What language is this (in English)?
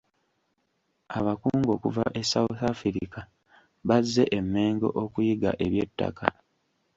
Ganda